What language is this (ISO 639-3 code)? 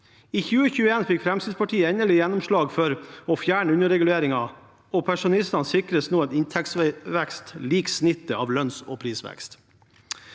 nor